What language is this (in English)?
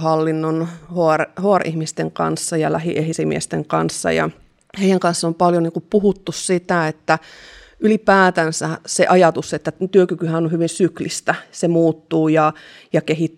Finnish